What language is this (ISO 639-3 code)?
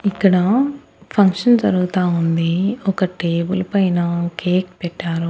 tel